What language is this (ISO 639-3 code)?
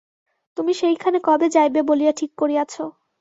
ben